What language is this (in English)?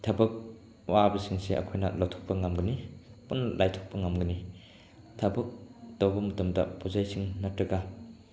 Manipuri